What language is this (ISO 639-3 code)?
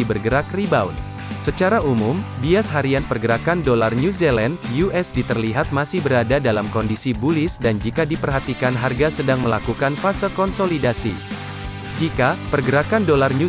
ind